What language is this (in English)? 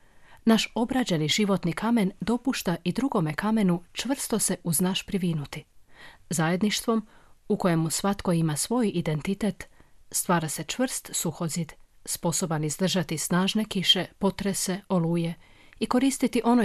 Croatian